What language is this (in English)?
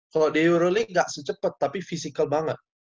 Indonesian